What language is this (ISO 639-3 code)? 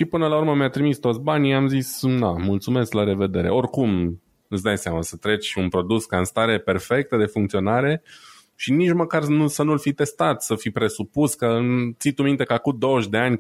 ron